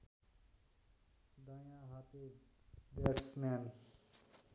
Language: Nepali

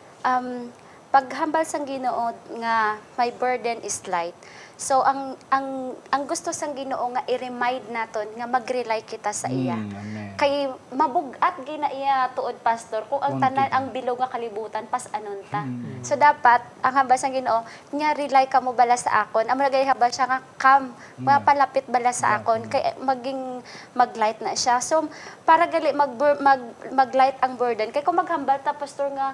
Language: Filipino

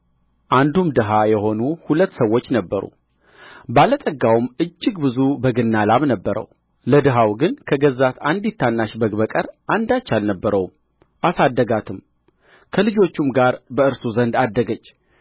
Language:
Amharic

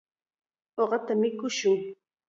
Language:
Chiquián Ancash Quechua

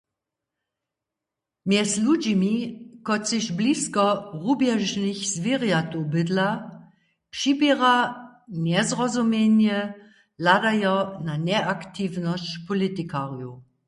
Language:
Upper Sorbian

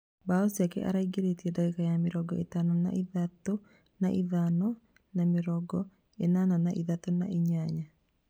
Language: Kikuyu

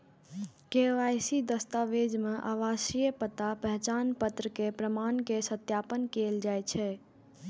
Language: Maithili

